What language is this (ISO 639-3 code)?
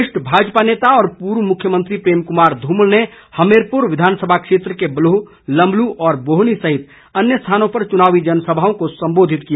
hin